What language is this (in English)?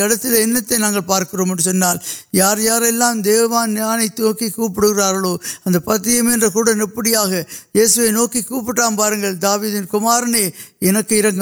Urdu